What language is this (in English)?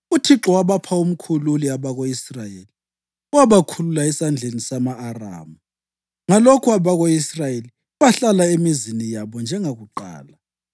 North Ndebele